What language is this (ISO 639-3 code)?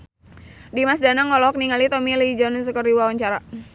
sun